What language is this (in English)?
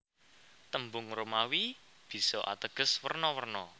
Javanese